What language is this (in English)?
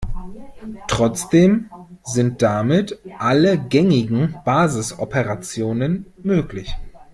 German